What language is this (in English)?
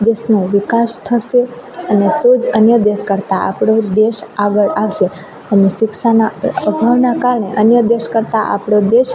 Gujarati